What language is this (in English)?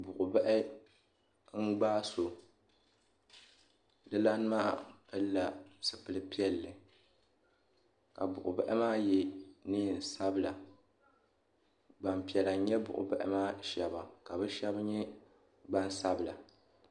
Dagbani